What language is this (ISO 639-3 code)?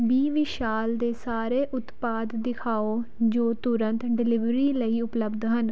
pan